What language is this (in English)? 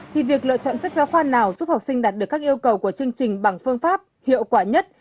Vietnamese